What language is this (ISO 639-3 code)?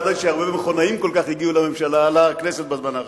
heb